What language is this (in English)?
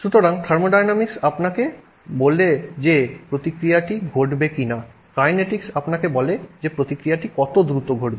Bangla